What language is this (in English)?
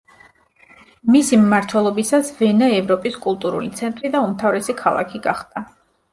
Georgian